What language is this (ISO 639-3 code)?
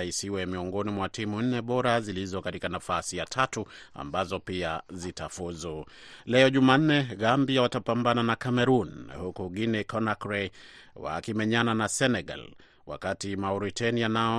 swa